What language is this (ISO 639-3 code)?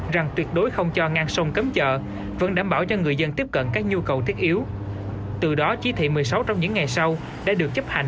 vie